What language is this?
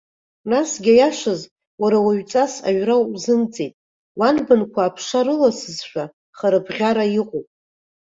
Abkhazian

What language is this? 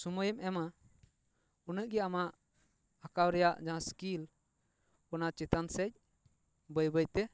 Santali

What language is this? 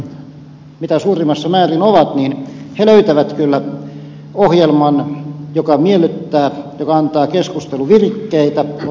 Finnish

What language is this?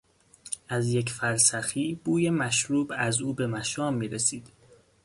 Persian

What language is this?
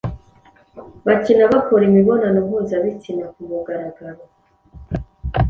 Kinyarwanda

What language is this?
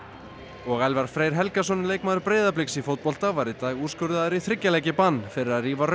Icelandic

